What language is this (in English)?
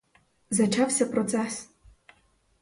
Ukrainian